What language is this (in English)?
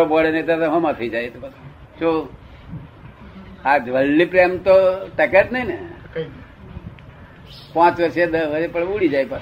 Gujarati